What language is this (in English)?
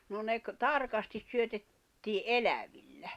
Finnish